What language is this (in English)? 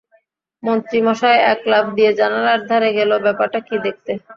Bangla